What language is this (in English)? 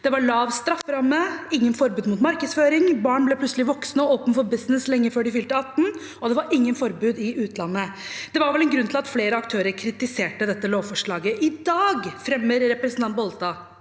Norwegian